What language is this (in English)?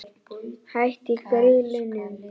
Icelandic